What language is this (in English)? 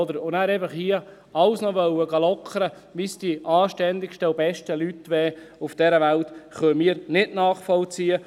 Swiss German